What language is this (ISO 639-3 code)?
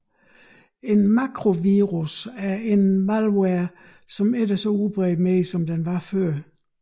dan